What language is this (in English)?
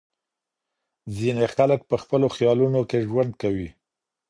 Pashto